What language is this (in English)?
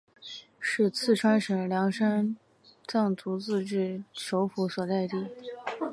Chinese